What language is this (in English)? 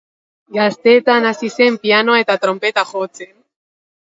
Basque